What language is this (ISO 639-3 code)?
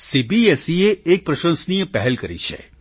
guj